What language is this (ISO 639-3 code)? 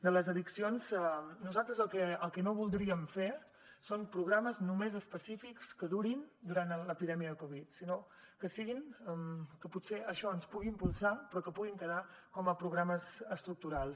cat